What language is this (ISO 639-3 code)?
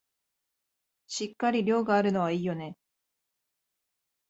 jpn